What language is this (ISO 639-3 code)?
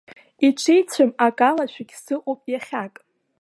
abk